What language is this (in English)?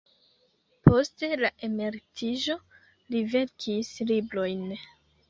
Esperanto